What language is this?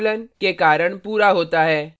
Hindi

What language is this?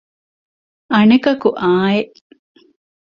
Divehi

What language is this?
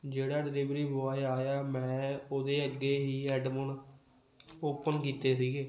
Punjabi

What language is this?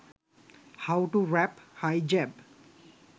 Sinhala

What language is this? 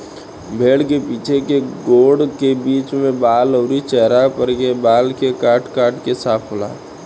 Bhojpuri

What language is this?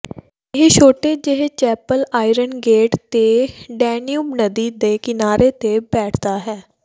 Punjabi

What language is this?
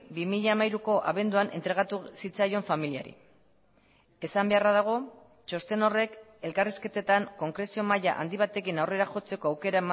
Basque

